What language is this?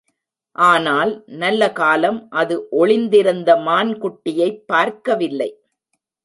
Tamil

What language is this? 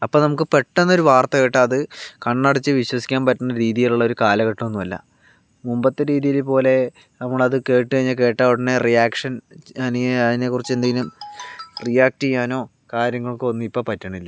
Malayalam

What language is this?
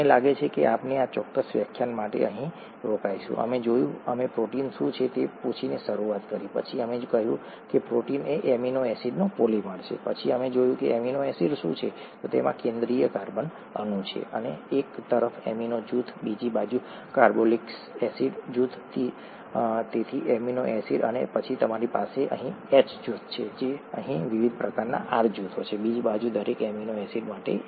Gujarati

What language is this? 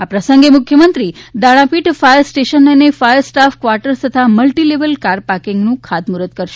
Gujarati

